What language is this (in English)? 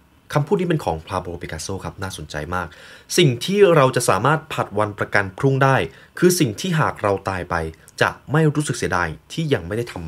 Thai